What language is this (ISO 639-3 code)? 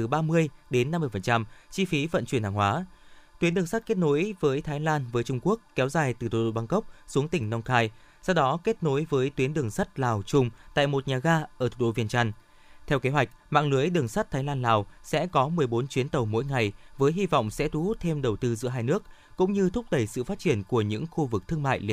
vie